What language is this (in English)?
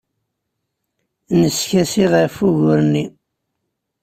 Kabyle